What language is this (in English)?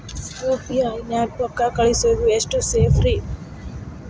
Kannada